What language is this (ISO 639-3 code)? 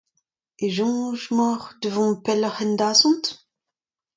bre